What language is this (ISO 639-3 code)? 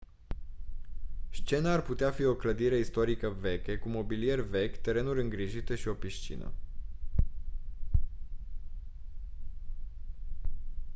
ron